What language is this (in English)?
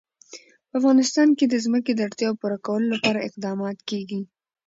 Pashto